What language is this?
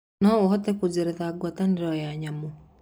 Kikuyu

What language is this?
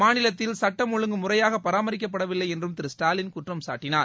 Tamil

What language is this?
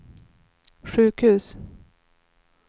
Swedish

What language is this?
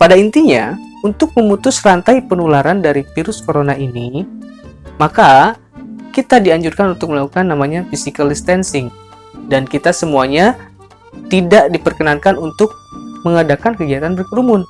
Indonesian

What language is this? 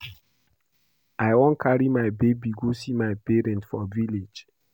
Nigerian Pidgin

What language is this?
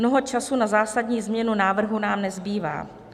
Czech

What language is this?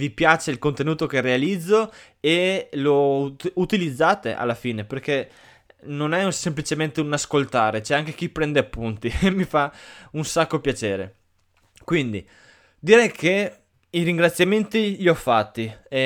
Italian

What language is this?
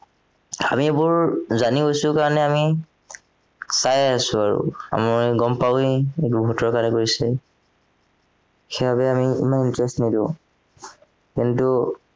Assamese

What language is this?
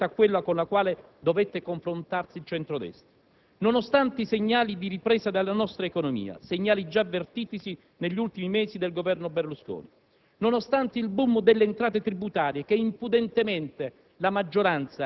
Italian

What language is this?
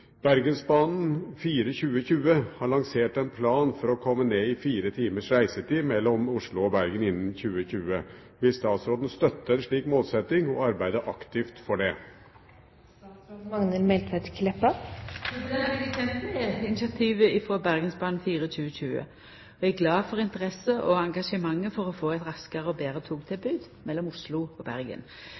Norwegian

